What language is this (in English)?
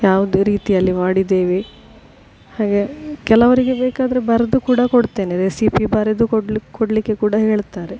Kannada